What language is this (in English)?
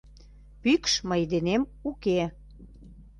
Mari